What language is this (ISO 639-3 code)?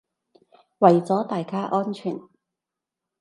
yue